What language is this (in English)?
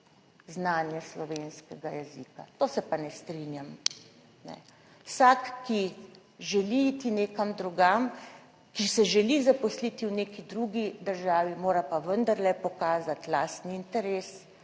Slovenian